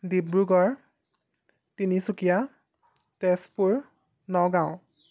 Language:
Assamese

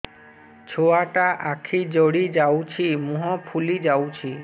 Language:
Odia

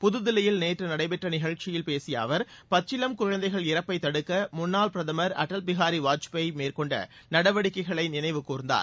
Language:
Tamil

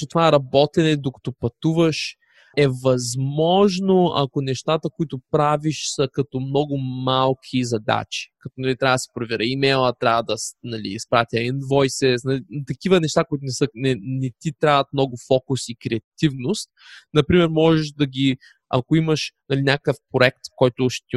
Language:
Bulgarian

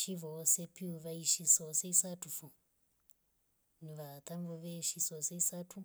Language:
Rombo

